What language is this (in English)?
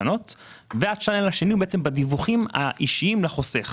Hebrew